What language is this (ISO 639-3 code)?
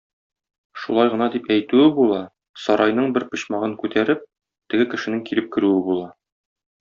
tat